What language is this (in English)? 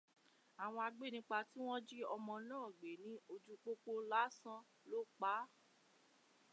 Yoruba